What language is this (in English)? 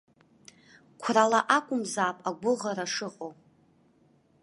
Abkhazian